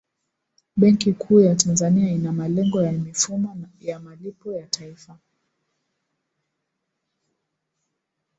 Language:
Swahili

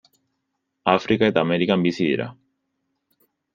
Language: Basque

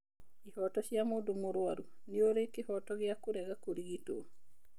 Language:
Kikuyu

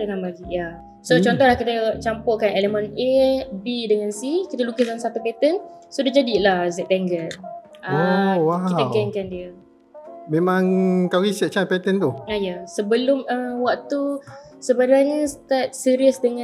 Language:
Malay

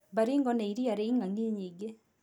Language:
Kikuyu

